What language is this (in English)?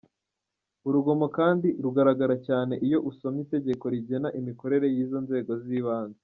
Kinyarwanda